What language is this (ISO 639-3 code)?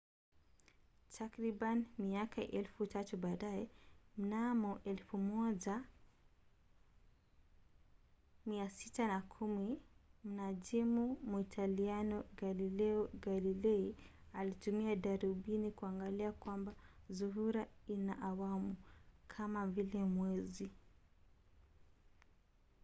swa